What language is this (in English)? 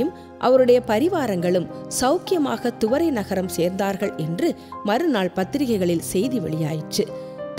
Arabic